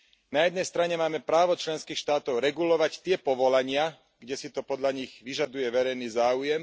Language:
Slovak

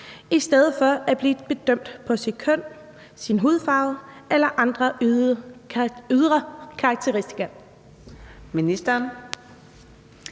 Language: Danish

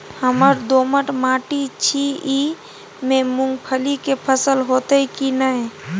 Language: Maithili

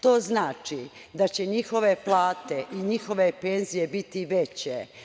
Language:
Serbian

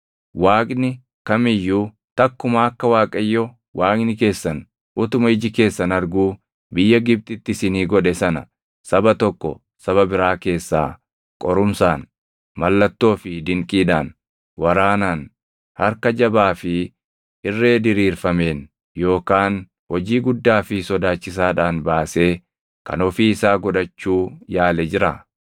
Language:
Oromo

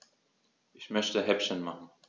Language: German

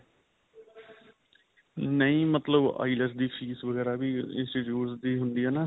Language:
Punjabi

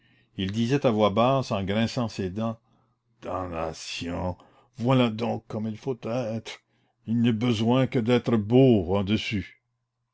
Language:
French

